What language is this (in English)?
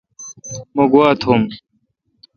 Kalkoti